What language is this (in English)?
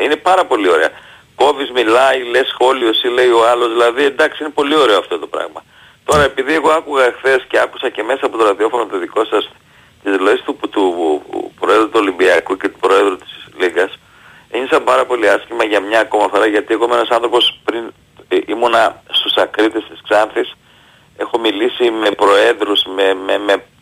Greek